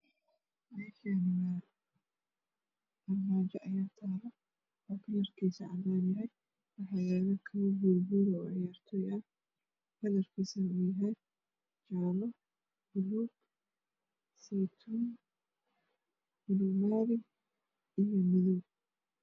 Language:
Somali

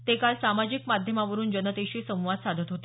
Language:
Marathi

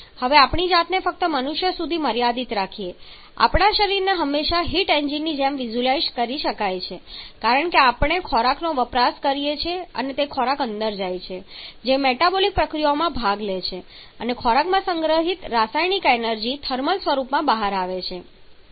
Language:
Gujarati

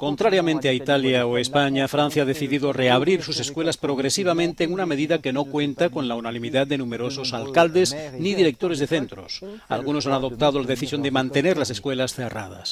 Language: Spanish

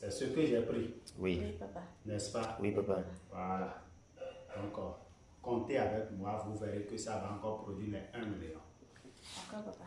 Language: French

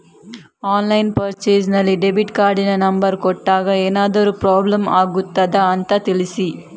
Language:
Kannada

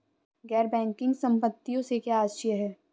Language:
Hindi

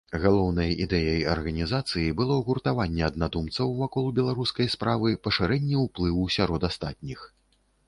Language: Belarusian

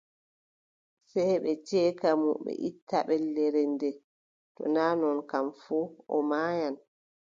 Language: Adamawa Fulfulde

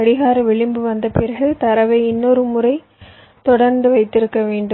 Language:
Tamil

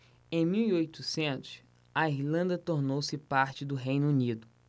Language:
Portuguese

